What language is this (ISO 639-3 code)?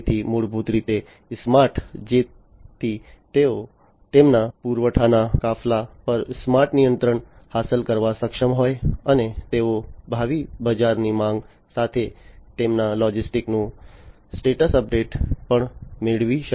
guj